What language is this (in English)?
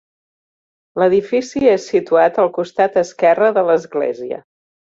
Catalan